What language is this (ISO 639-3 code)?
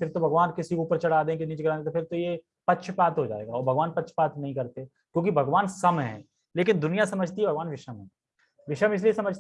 hin